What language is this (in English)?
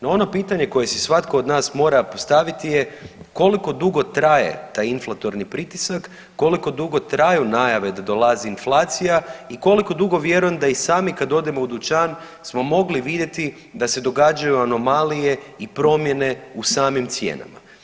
Croatian